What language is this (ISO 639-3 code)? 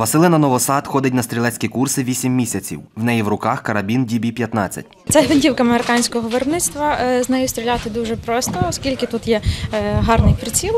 ukr